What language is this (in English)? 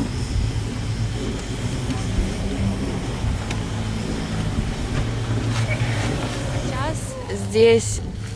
Russian